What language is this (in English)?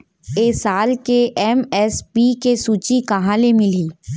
Chhattisgarhi